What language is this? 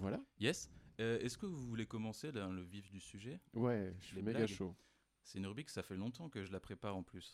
French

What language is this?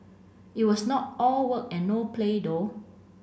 English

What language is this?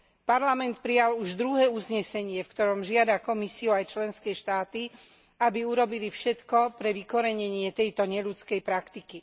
Slovak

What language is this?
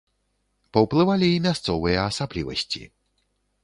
Belarusian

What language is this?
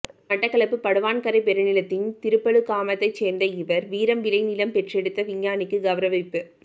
Tamil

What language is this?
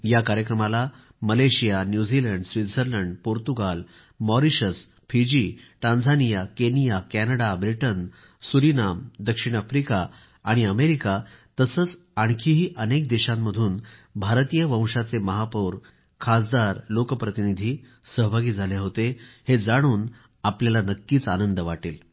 Marathi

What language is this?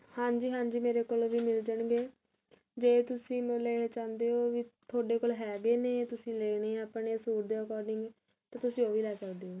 Punjabi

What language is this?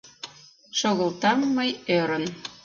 Mari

